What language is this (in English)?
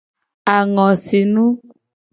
Gen